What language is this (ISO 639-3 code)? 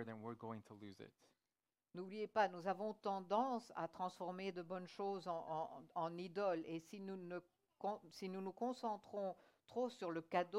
fra